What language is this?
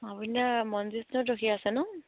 Assamese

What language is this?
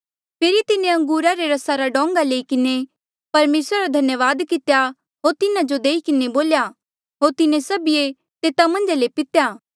Mandeali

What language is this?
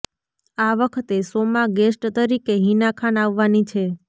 Gujarati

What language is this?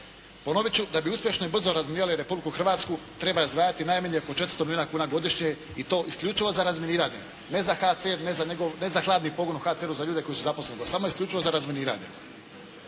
Croatian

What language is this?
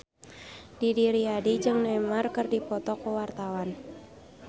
Sundanese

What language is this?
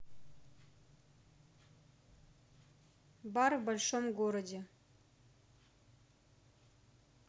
Russian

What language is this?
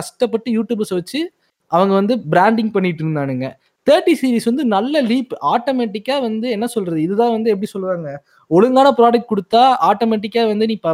Tamil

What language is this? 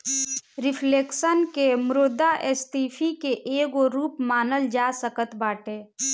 Bhojpuri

